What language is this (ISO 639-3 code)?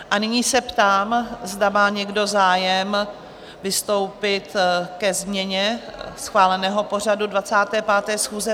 ces